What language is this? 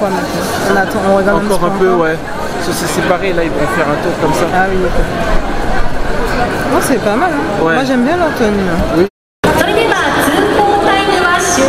French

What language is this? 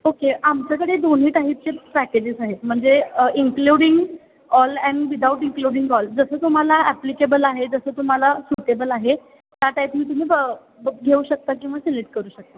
Marathi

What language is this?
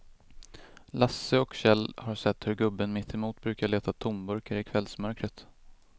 Swedish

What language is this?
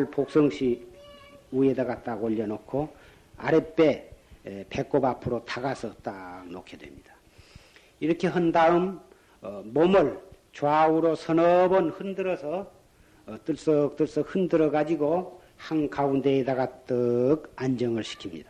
Korean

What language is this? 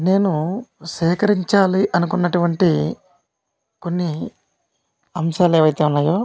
Telugu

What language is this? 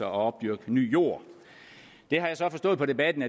Danish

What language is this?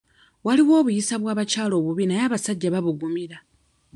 Ganda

